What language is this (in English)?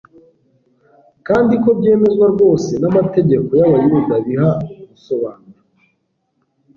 Kinyarwanda